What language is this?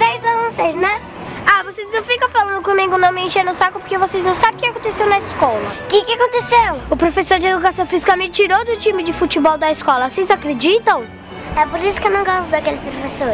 Portuguese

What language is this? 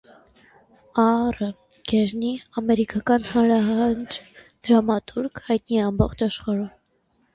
Armenian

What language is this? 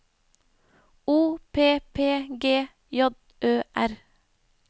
Norwegian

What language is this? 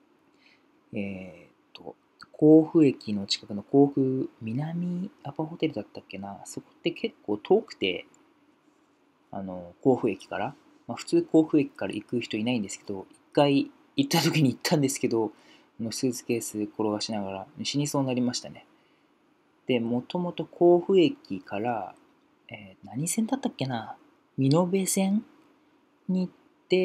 Japanese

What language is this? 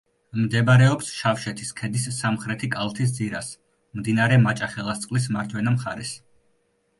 Georgian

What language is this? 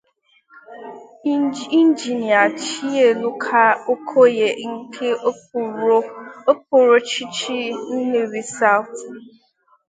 Igbo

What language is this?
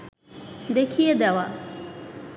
Bangla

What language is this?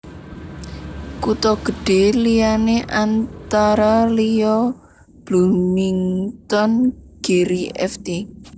Javanese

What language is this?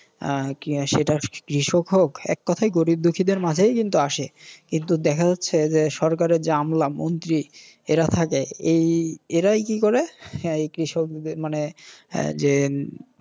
Bangla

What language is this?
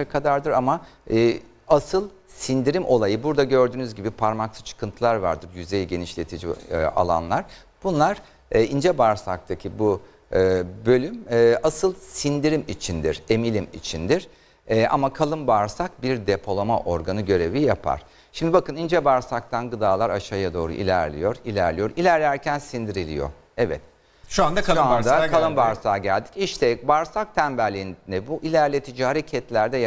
Turkish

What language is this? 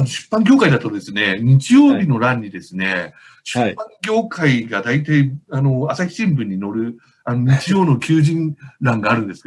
Japanese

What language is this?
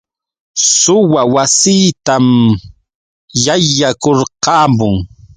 Yauyos Quechua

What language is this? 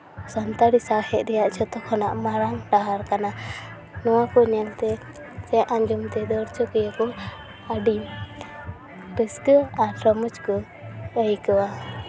Santali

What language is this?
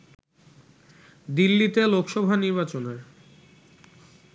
Bangla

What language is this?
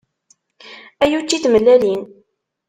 Kabyle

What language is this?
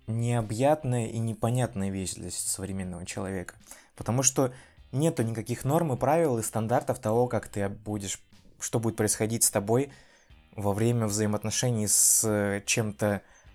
Russian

